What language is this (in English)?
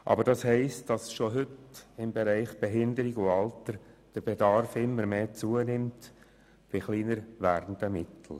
Swiss German